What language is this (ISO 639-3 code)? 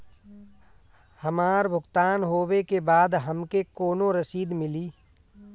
bho